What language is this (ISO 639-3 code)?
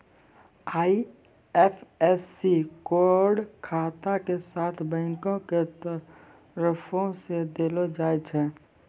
mai